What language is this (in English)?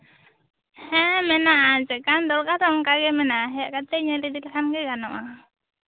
Santali